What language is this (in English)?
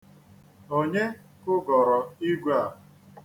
Igbo